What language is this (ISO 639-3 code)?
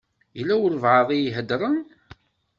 kab